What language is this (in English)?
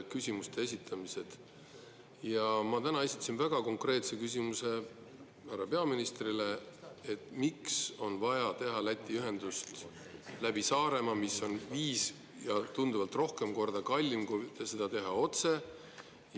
Estonian